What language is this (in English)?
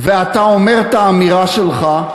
Hebrew